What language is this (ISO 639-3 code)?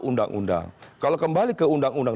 ind